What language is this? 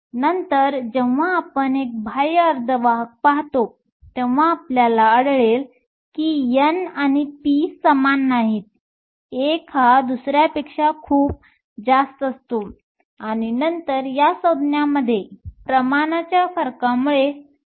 Marathi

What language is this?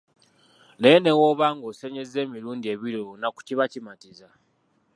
Ganda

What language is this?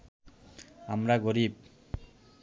Bangla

